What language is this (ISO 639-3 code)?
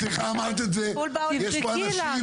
heb